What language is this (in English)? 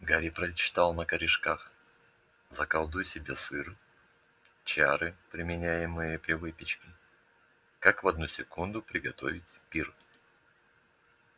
Russian